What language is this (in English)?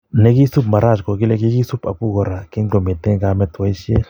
Kalenjin